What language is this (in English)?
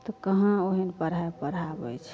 Maithili